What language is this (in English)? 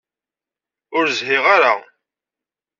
Kabyle